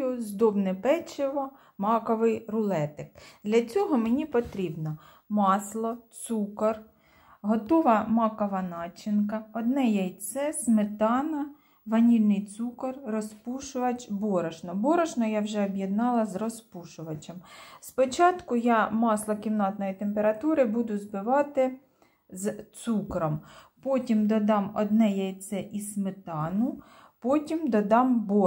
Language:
Ukrainian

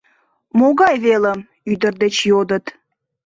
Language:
Mari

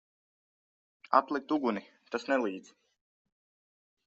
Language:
Latvian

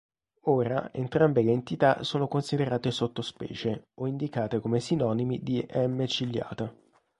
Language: Italian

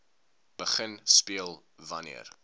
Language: Afrikaans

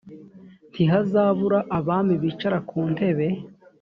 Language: Kinyarwanda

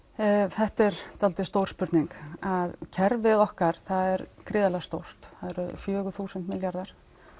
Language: Icelandic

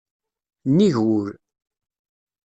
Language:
Kabyle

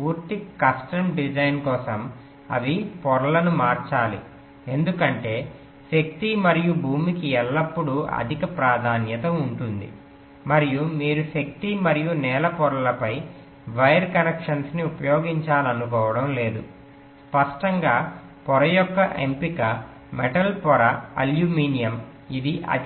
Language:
Telugu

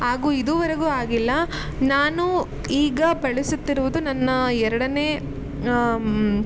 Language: Kannada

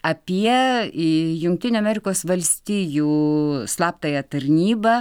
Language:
Lithuanian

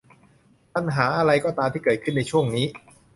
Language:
Thai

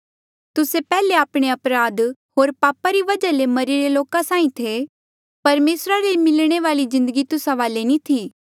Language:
Mandeali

